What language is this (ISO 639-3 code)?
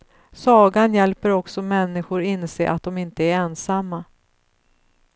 swe